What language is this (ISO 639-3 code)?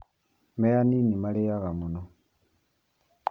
kik